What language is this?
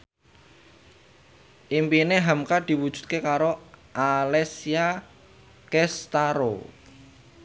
Javanese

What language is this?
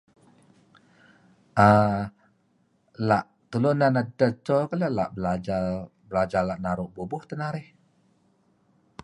Kelabit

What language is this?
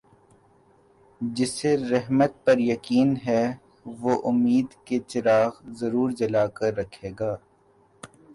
Urdu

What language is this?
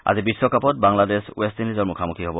Assamese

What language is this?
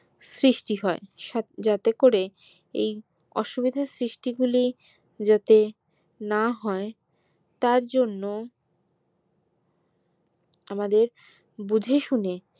Bangla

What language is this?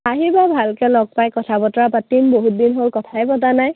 Assamese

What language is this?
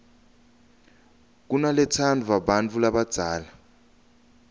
Swati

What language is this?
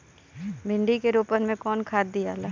Bhojpuri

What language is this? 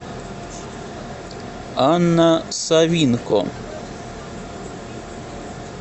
Russian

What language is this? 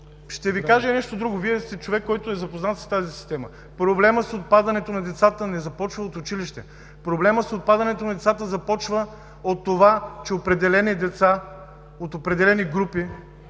Bulgarian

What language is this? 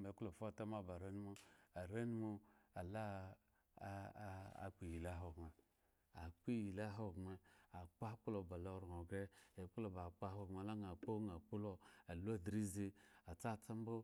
Eggon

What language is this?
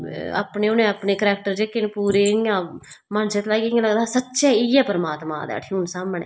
Dogri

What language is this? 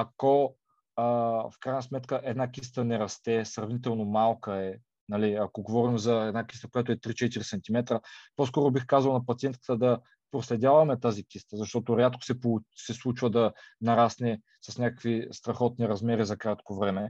Bulgarian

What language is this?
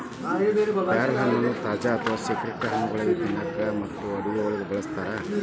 Kannada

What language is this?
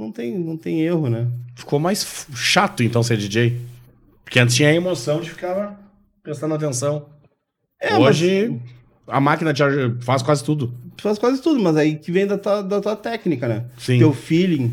Portuguese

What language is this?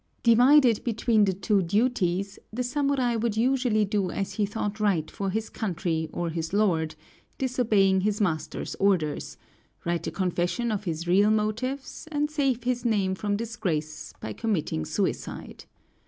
English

